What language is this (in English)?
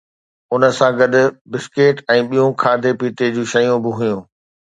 Sindhi